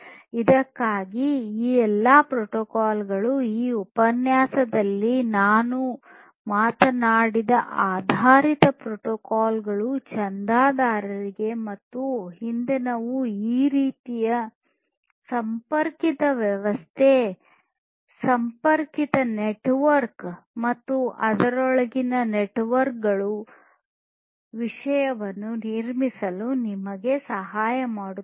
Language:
Kannada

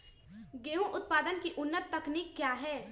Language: Magahi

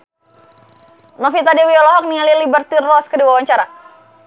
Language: Sundanese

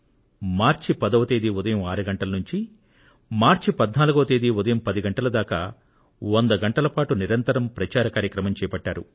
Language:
Telugu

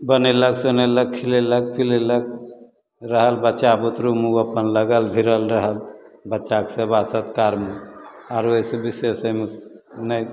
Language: Maithili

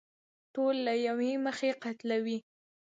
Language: Pashto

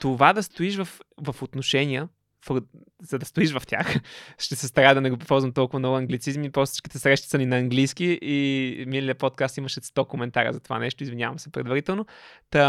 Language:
Bulgarian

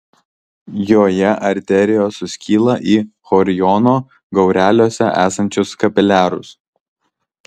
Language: Lithuanian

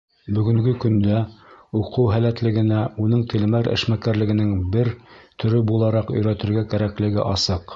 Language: Bashkir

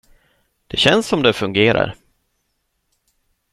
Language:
Swedish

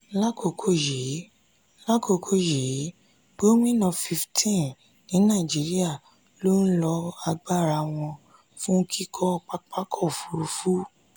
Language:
Yoruba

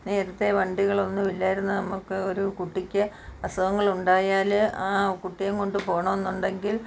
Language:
Malayalam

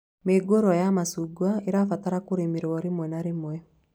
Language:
Kikuyu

